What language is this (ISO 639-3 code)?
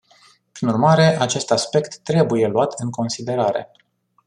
ron